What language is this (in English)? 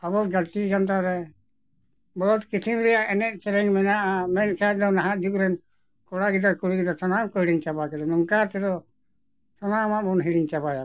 Santali